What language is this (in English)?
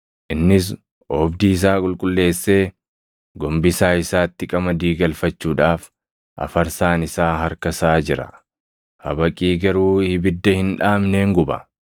Oromo